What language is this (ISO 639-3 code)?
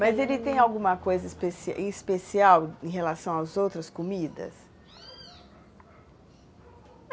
por